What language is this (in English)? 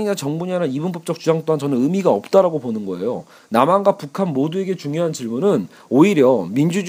Korean